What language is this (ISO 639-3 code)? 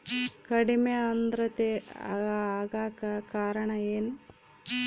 kan